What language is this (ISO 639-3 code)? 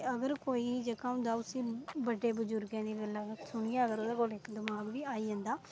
doi